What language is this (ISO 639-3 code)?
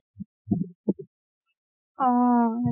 asm